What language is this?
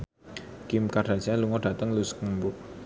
Javanese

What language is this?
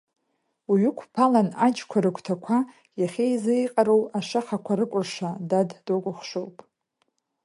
Abkhazian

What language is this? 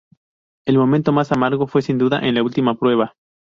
Spanish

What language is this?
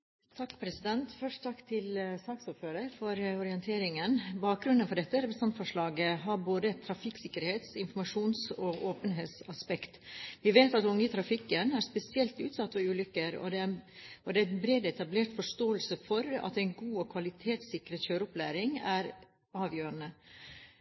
Norwegian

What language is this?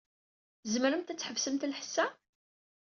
Kabyle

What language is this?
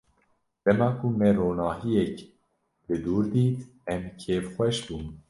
Kurdish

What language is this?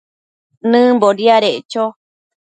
Matsés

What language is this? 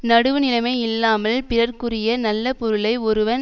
Tamil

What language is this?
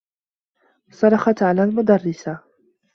Arabic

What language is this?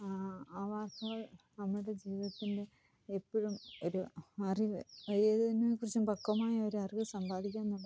Malayalam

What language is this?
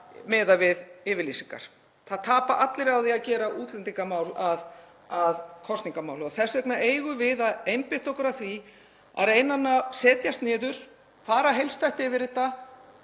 Icelandic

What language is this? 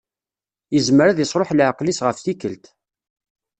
Kabyle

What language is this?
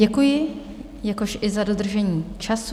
Czech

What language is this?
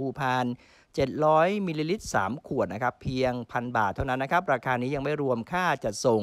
Thai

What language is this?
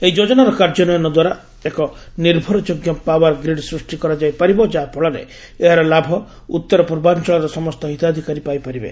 Odia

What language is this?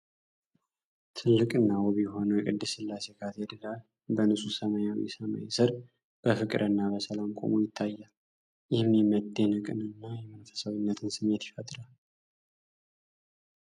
Amharic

